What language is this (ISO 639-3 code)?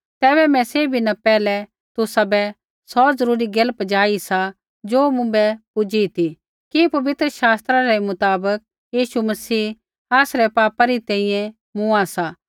kfx